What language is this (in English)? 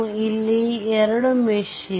Kannada